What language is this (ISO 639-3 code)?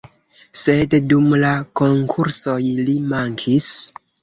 epo